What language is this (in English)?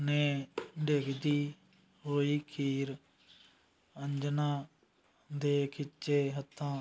Punjabi